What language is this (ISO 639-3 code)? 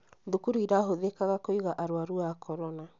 kik